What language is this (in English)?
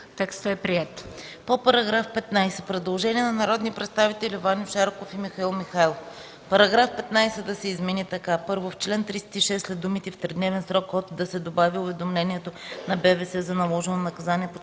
Bulgarian